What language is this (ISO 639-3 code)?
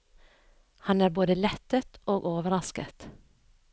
nor